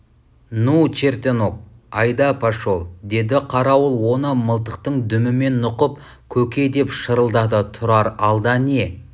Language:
Kazakh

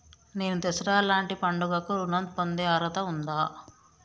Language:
Telugu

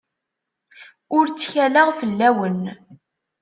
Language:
Kabyle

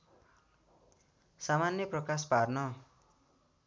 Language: Nepali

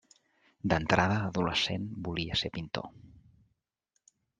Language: Catalan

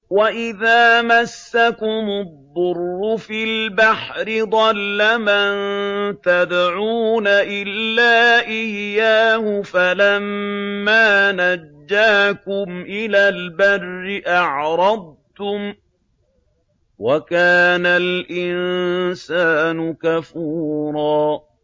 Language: Arabic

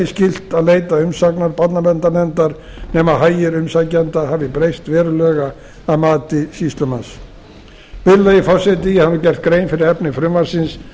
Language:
Icelandic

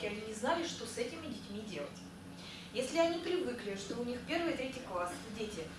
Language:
Russian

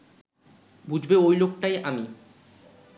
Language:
Bangla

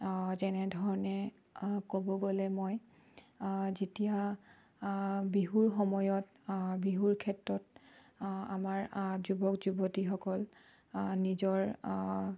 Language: Assamese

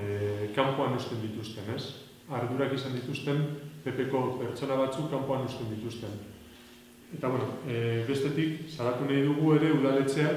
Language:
Greek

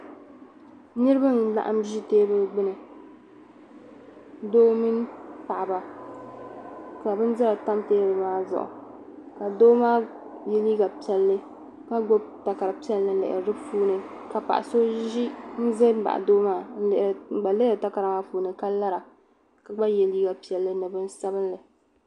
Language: Dagbani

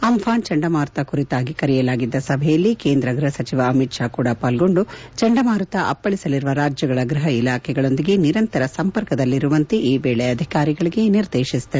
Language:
Kannada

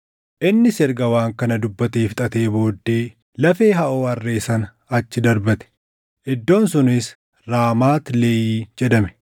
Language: Oromo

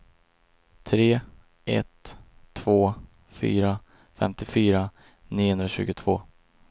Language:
Swedish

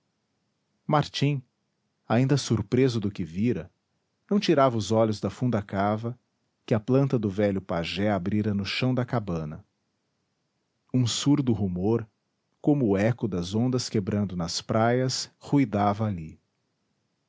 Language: Portuguese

